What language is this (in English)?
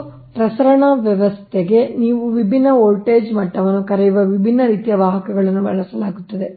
Kannada